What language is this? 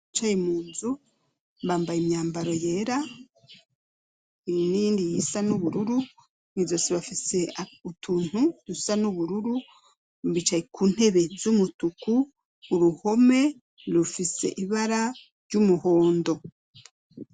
Rundi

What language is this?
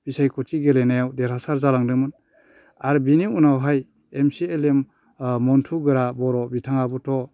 Bodo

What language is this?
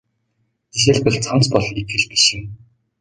Mongolian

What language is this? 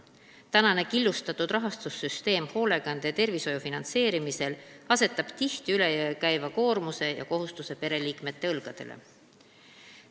Estonian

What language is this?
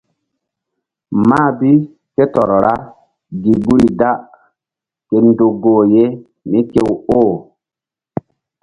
Mbum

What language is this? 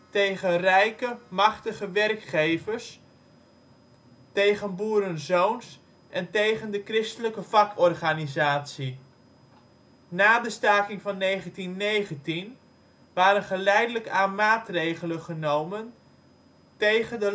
Dutch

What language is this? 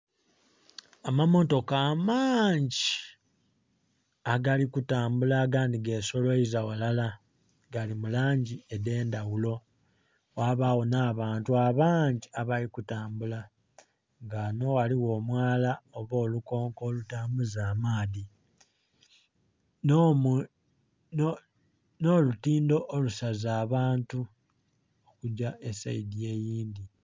Soga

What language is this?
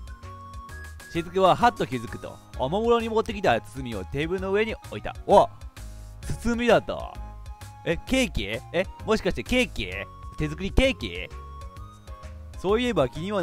Japanese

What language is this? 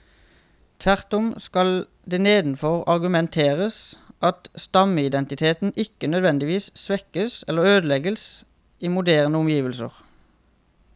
Norwegian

